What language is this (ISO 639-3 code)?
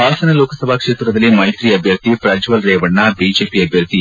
kan